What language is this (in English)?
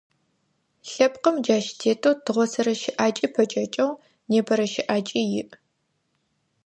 Adyghe